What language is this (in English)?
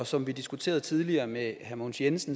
Danish